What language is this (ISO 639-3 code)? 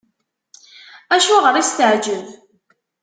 kab